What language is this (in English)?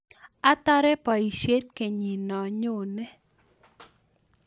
Kalenjin